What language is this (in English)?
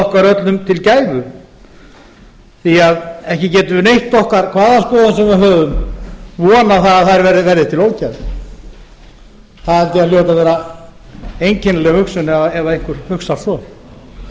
Icelandic